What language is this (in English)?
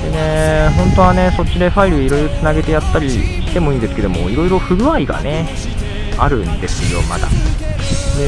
Japanese